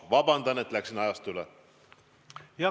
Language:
Estonian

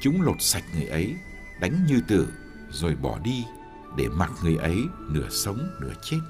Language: Vietnamese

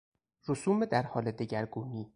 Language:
Persian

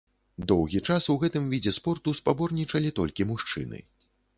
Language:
Belarusian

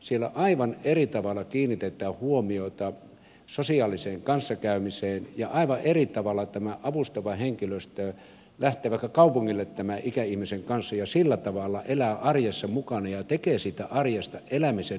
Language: Finnish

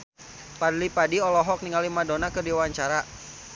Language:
Sundanese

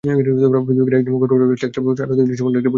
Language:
Bangla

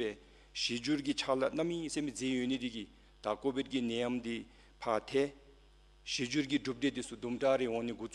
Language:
Korean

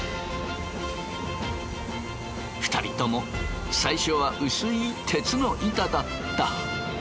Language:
Japanese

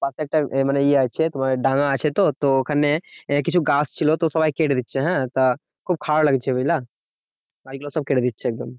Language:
Bangla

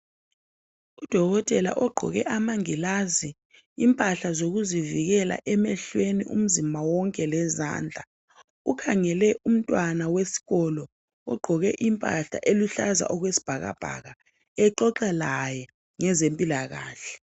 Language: North Ndebele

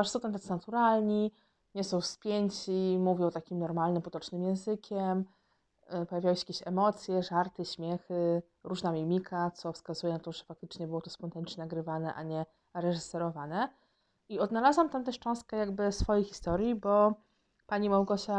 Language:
Polish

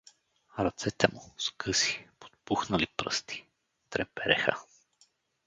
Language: Bulgarian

